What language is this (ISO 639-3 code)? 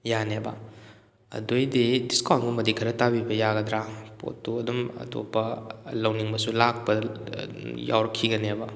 mni